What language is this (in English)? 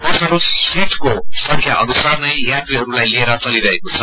Nepali